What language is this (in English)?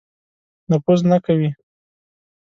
Pashto